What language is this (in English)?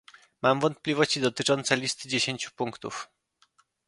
Polish